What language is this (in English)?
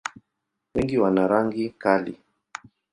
Swahili